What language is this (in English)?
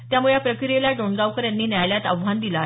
Marathi